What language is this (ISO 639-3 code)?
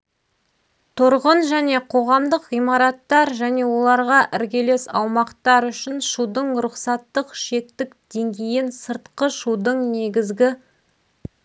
kaz